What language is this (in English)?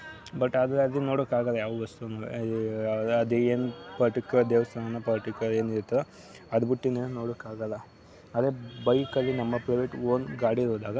Kannada